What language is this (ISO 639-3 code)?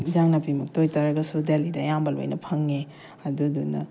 mni